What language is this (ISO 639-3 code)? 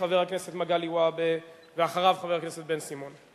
heb